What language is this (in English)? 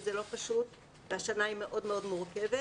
Hebrew